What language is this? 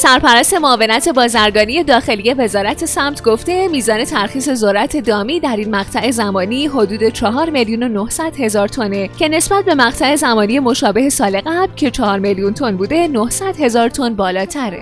Persian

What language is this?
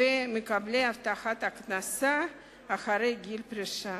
Hebrew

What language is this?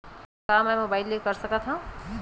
Chhattisgarhi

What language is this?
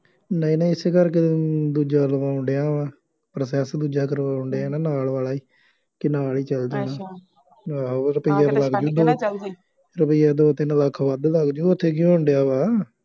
Punjabi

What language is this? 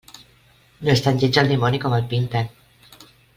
Catalan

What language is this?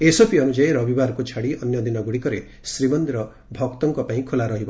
Odia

